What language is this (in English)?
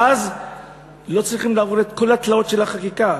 Hebrew